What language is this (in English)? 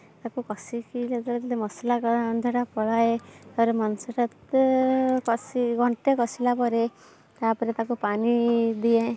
Odia